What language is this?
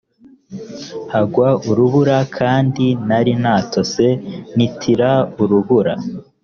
Kinyarwanda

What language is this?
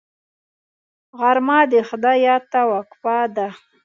Pashto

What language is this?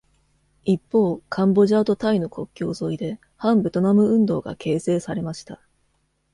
Japanese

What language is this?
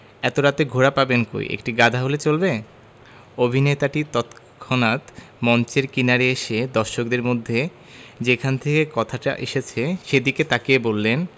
Bangla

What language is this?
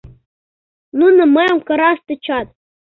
Mari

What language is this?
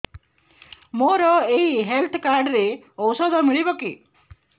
Odia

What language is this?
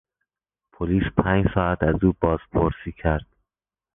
Persian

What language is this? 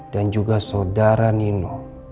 Indonesian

